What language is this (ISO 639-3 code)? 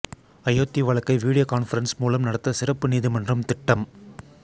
tam